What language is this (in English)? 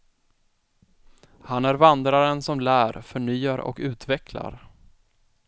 Swedish